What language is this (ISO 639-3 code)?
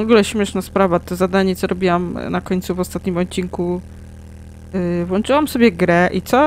pol